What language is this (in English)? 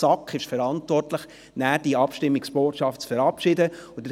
Swiss German